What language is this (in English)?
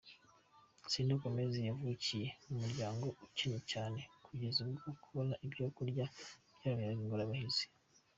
Kinyarwanda